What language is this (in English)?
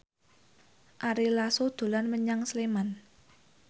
Javanese